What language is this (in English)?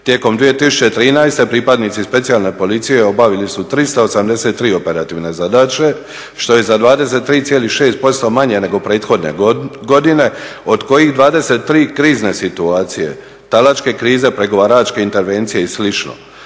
Croatian